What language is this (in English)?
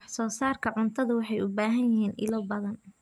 Somali